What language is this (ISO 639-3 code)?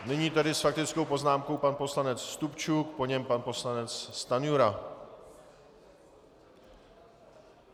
ces